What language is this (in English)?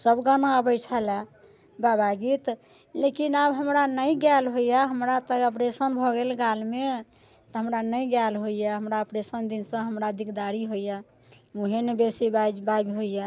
Maithili